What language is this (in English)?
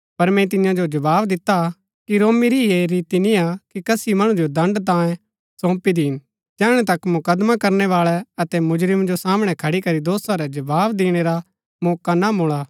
Gaddi